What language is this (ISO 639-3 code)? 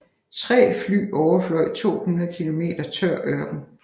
dan